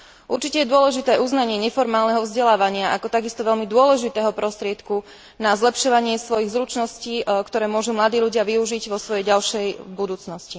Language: Slovak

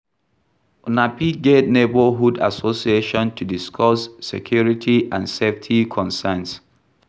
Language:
Nigerian Pidgin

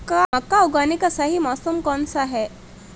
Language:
Hindi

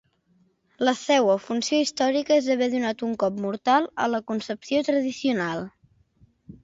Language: Catalan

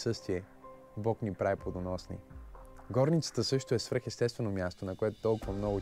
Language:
Bulgarian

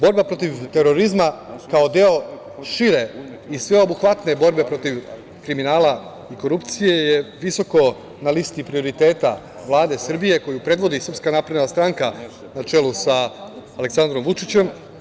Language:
Serbian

